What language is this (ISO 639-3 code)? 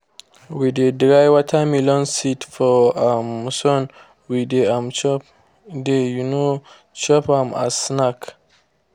pcm